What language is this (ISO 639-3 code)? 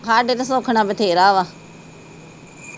pan